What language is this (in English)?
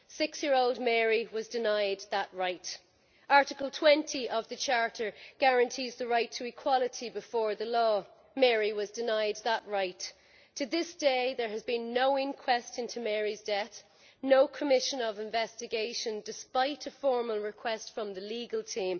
English